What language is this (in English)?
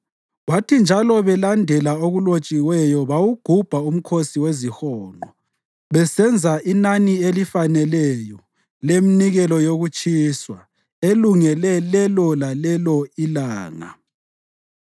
North Ndebele